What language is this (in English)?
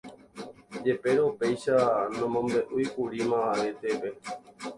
Guarani